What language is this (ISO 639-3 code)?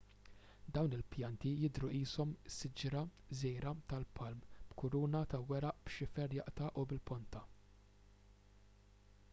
mlt